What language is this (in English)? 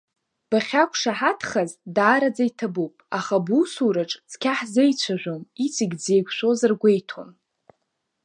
Abkhazian